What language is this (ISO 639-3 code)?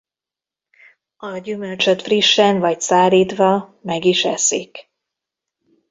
hun